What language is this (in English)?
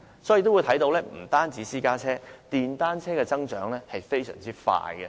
Cantonese